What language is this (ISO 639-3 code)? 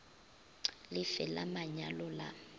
nso